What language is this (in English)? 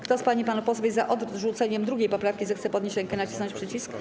Polish